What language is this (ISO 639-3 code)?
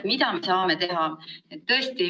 est